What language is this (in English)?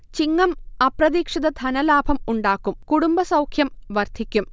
Malayalam